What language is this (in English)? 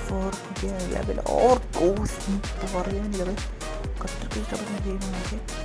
Malayalam